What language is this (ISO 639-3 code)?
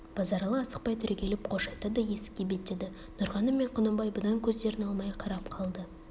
kaz